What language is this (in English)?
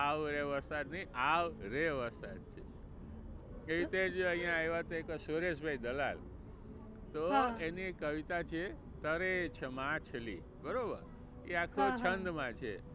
Gujarati